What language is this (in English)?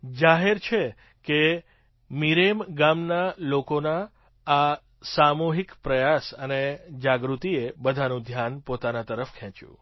Gujarati